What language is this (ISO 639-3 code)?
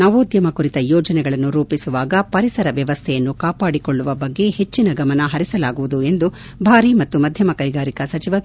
kan